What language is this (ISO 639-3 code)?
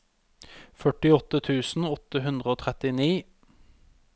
nor